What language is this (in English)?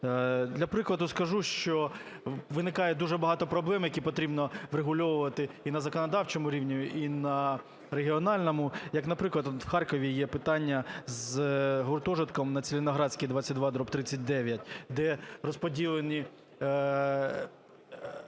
Ukrainian